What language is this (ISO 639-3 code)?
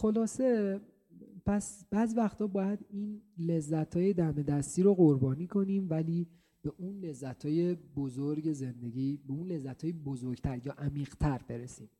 fas